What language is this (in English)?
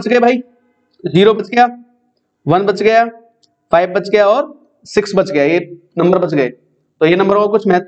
Hindi